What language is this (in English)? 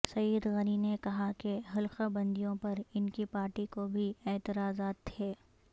Urdu